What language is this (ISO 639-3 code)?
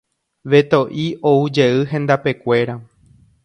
grn